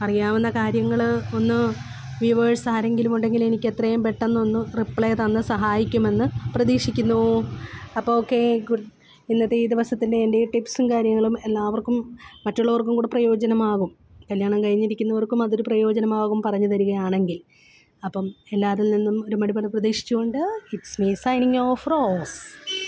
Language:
Malayalam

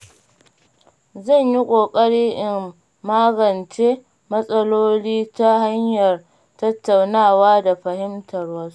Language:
Hausa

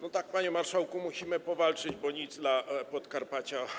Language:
Polish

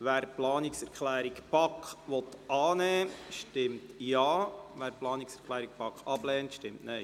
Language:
Swiss German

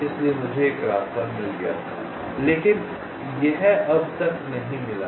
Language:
Hindi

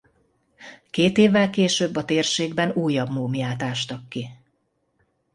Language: Hungarian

